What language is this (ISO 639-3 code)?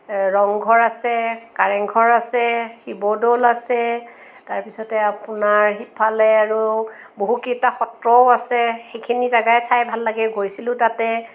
asm